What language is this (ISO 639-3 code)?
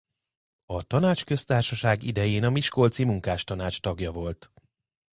hun